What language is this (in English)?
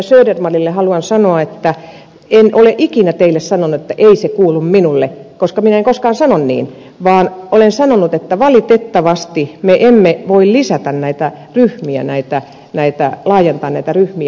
Finnish